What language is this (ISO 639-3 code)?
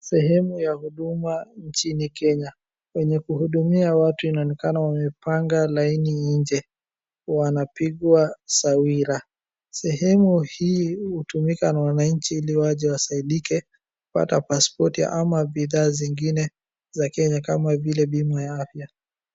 swa